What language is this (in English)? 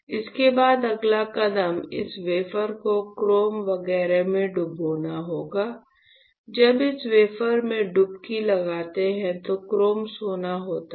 Hindi